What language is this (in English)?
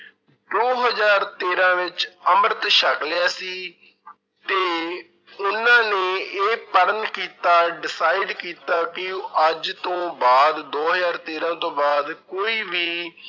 Punjabi